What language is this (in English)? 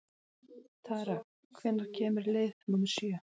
Icelandic